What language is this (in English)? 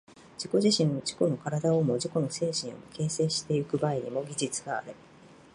Japanese